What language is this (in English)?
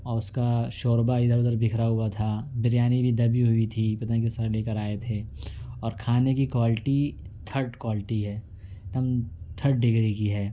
Urdu